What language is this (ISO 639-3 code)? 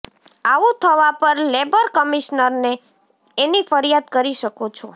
guj